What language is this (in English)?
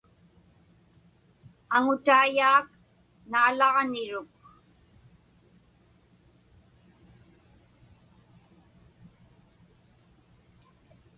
Inupiaq